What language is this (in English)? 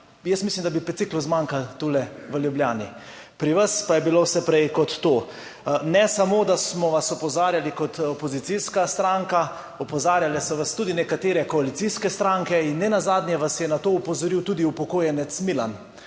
Slovenian